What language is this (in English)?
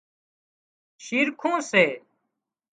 Wadiyara Koli